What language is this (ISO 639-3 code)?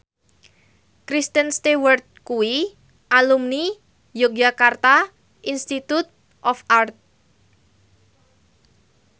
jav